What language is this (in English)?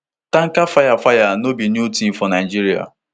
Nigerian Pidgin